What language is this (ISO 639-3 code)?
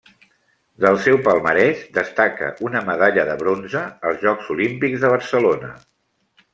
cat